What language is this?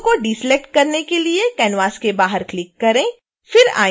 Hindi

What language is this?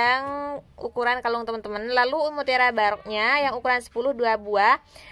Indonesian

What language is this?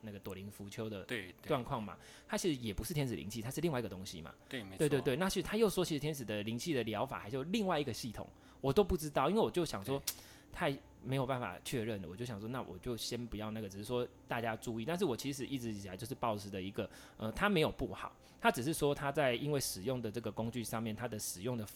Chinese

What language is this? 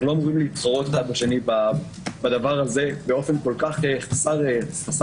Hebrew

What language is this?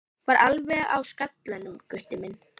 Icelandic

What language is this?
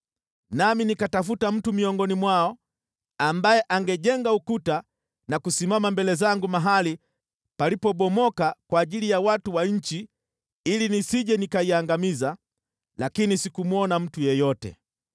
Swahili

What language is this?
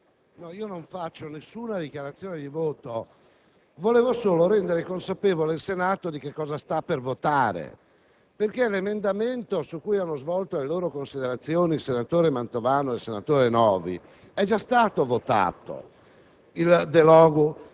Italian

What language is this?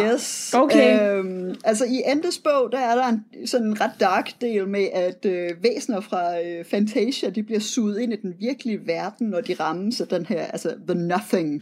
Danish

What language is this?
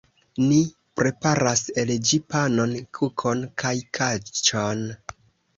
Esperanto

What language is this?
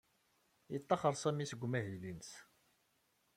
Kabyle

